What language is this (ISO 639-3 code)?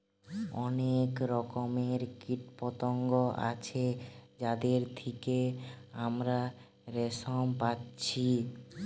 ben